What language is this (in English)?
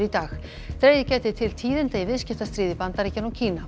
Icelandic